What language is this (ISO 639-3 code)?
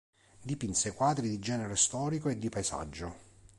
ita